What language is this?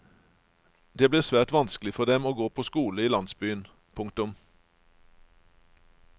Norwegian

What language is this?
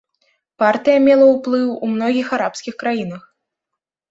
Belarusian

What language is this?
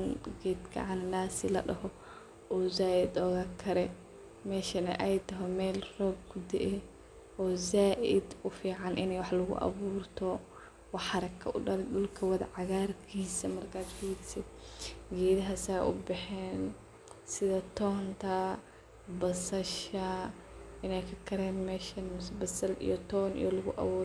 Somali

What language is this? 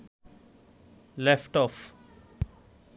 Bangla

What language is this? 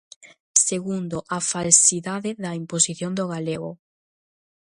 Galician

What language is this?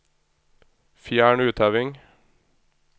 Norwegian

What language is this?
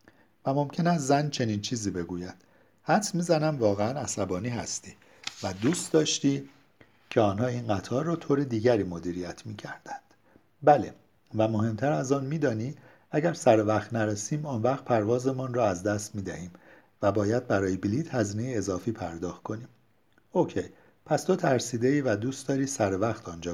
Persian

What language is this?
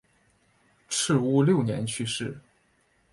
Chinese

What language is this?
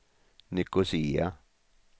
Swedish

